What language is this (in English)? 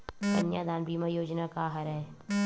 Chhattisgarhi